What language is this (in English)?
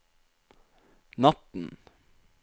Norwegian